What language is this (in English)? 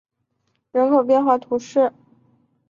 Chinese